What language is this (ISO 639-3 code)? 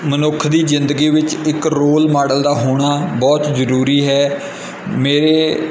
pan